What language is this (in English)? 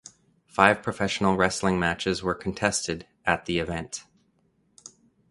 English